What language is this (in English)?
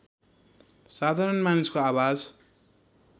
Nepali